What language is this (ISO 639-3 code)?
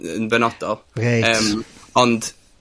cym